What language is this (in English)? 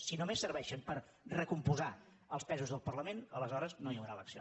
Catalan